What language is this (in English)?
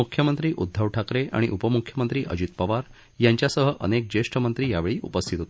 Marathi